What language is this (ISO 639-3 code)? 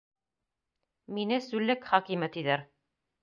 bak